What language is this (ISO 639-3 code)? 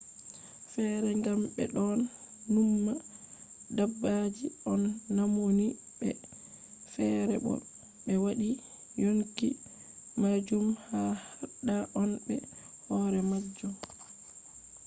ful